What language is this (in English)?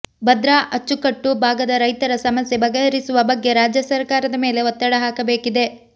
Kannada